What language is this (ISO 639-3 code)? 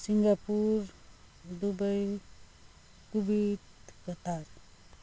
nep